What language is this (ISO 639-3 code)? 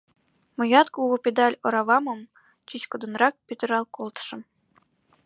chm